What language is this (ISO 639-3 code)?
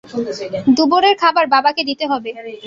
ben